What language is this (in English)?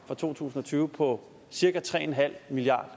Danish